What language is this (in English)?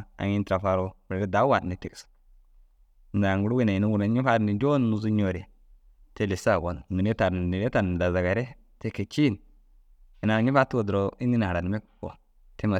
Dazaga